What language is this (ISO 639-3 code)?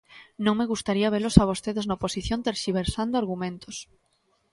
glg